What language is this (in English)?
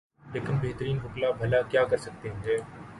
Urdu